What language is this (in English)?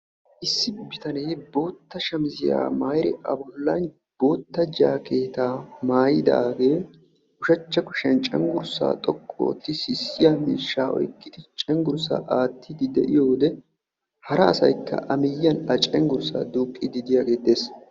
Wolaytta